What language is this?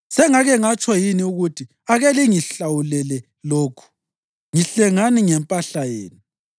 North Ndebele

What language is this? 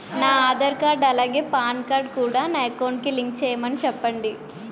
Telugu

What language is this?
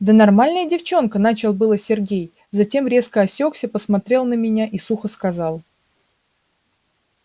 Russian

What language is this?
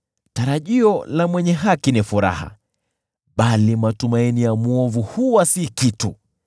Swahili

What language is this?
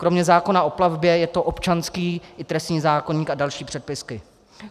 Czech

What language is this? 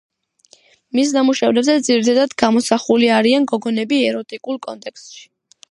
Georgian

